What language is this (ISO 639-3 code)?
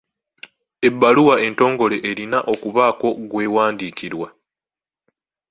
lug